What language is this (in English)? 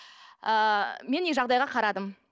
Kazakh